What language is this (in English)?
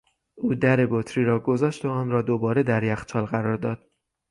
Persian